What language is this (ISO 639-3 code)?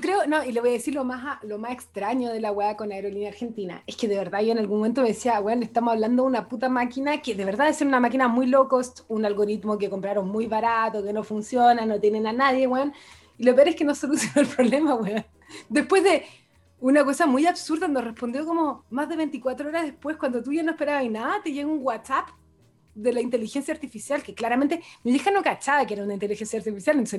spa